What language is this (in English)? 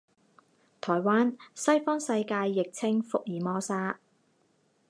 Chinese